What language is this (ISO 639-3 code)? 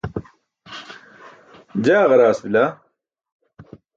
bsk